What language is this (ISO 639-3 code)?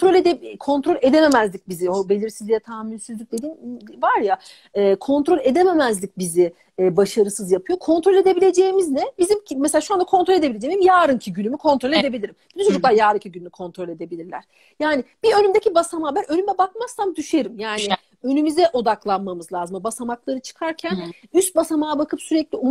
tur